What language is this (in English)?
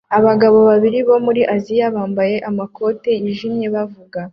Kinyarwanda